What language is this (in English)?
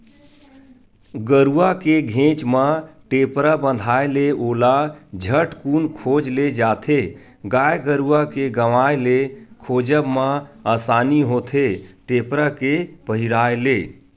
Chhattisgarhi